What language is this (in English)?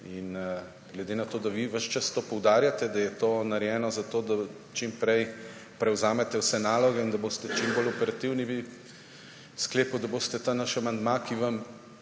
Slovenian